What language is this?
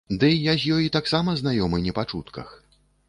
Belarusian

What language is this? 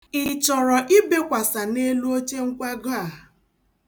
Igbo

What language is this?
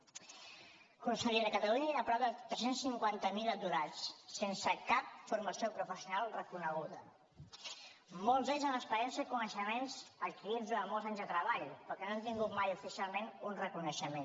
Catalan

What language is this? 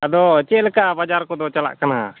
Santali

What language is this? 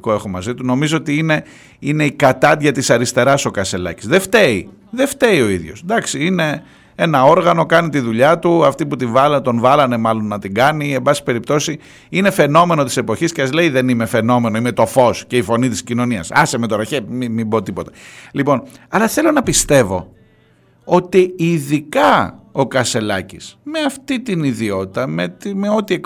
Greek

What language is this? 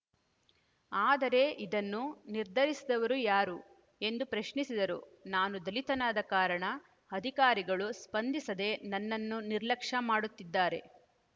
Kannada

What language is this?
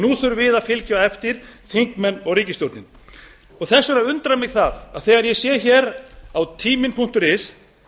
Icelandic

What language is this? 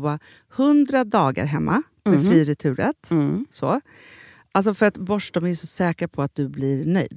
Swedish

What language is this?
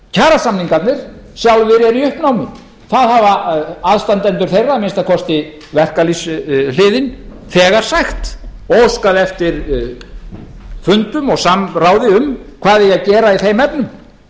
Icelandic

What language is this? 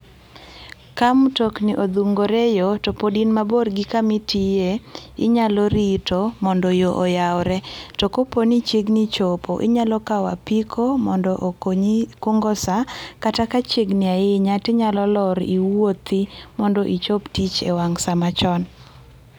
Luo (Kenya and Tanzania)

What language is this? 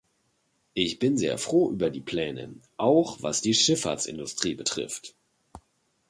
German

